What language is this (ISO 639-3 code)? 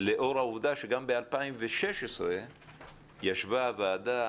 heb